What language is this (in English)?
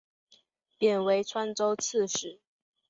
Chinese